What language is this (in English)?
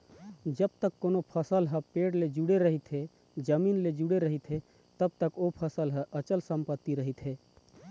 Chhattisgarhi